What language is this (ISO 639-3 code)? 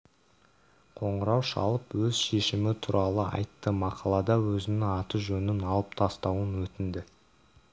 kaz